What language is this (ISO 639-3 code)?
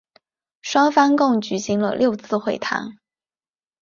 zho